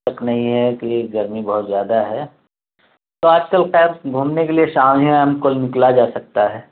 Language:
Urdu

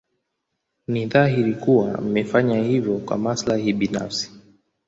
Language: Swahili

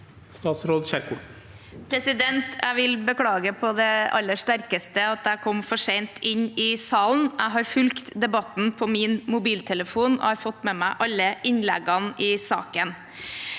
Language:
Norwegian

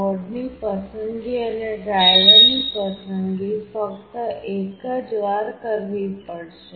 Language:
Gujarati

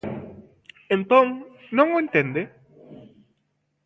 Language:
Galician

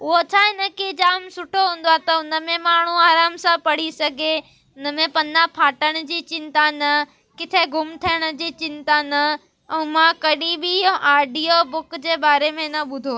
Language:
Sindhi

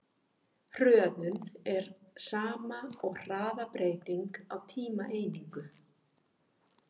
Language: Icelandic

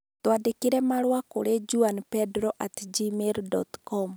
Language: Kikuyu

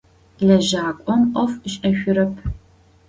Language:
Adyghe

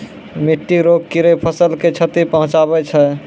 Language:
Maithili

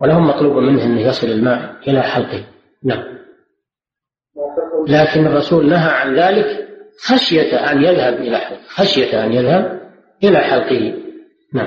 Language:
Arabic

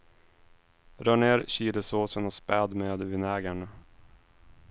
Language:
Swedish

